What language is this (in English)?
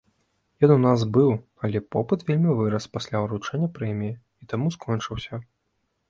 Belarusian